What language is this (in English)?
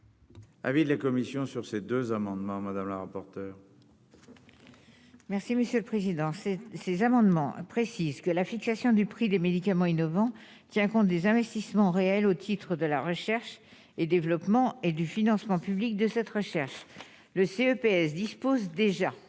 French